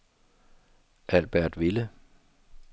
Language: Danish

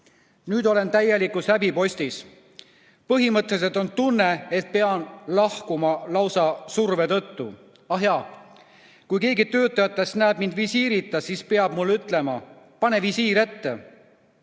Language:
Estonian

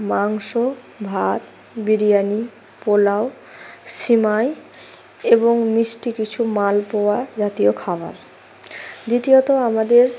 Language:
Bangla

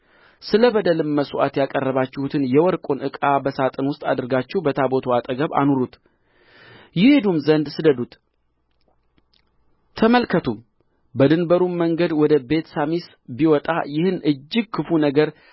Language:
Amharic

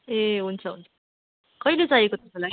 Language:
Nepali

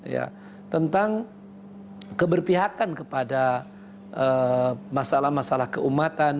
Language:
Indonesian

